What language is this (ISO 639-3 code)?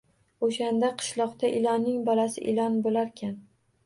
uzb